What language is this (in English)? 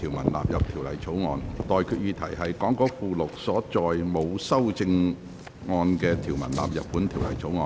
Cantonese